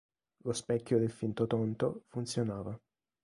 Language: Italian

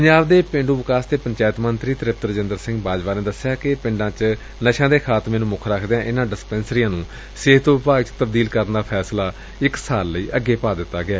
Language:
Punjabi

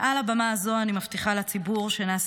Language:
Hebrew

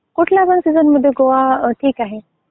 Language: Marathi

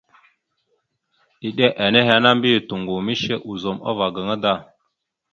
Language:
Mada (Cameroon)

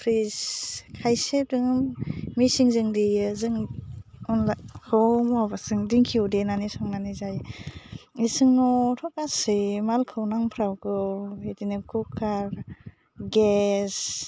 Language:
Bodo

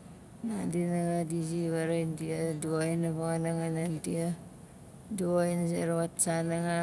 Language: Nalik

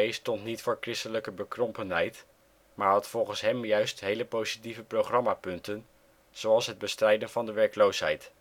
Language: Dutch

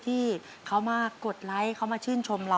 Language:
Thai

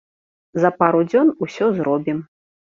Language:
Belarusian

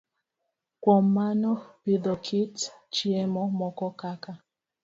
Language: Luo (Kenya and Tanzania)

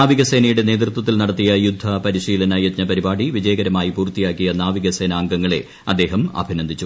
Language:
Malayalam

